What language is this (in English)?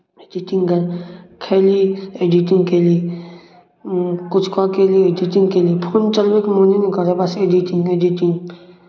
Maithili